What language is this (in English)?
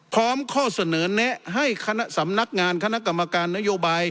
Thai